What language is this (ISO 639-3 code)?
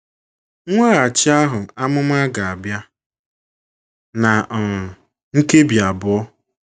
ibo